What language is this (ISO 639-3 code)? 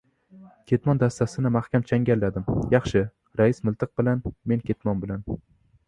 uzb